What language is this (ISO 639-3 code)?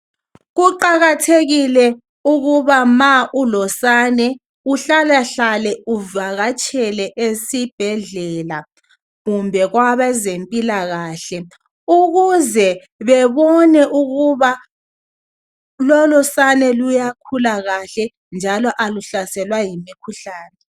nde